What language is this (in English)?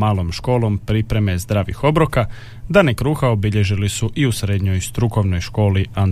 Croatian